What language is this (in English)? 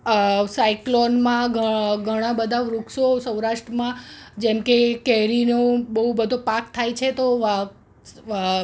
Gujarati